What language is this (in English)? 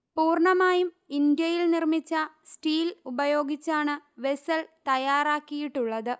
Malayalam